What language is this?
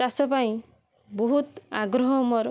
Odia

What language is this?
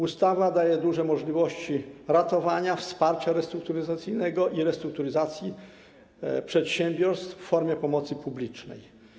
Polish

